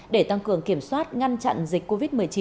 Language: Vietnamese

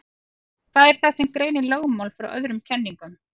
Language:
Icelandic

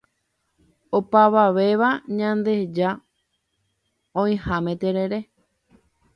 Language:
Guarani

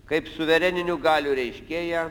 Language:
Lithuanian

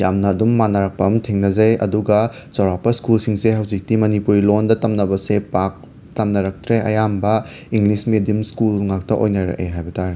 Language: Manipuri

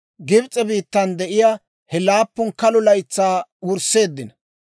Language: Dawro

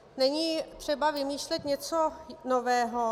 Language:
Czech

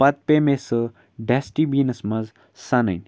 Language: Kashmiri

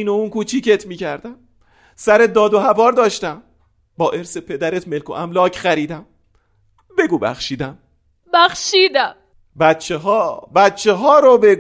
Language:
Persian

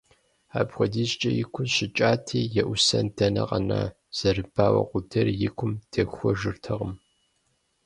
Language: Kabardian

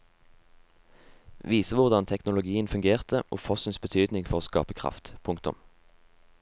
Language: Norwegian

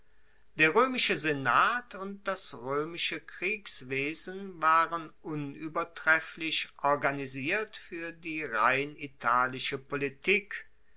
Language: German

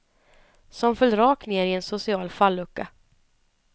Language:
Swedish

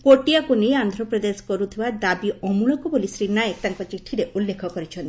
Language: Odia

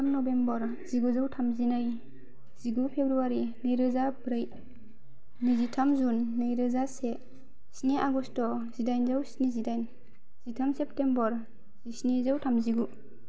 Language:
Bodo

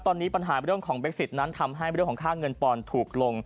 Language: Thai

